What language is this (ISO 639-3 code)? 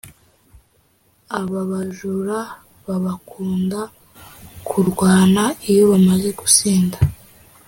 kin